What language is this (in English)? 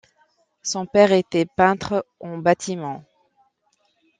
French